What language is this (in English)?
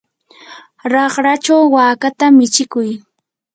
Yanahuanca Pasco Quechua